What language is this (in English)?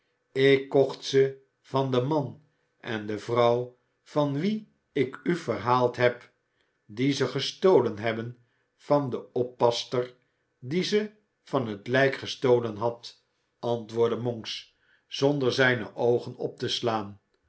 Dutch